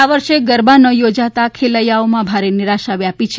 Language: Gujarati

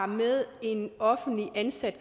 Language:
Danish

